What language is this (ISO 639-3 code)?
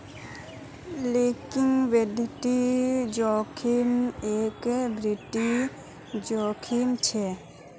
mag